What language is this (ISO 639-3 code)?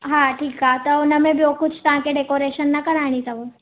snd